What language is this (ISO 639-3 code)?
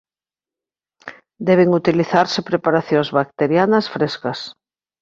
glg